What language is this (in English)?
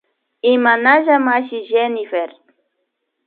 Imbabura Highland Quichua